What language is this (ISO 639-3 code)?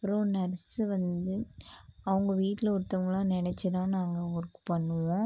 tam